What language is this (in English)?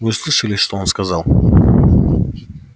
Russian